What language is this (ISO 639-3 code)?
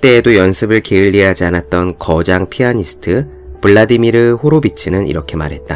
kor